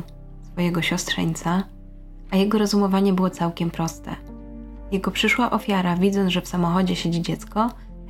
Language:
Polish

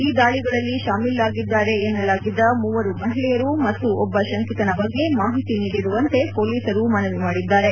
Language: Kannada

